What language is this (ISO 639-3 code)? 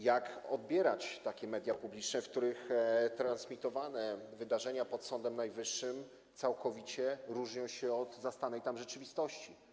pol